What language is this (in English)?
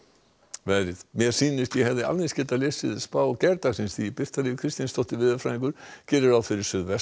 Icelandic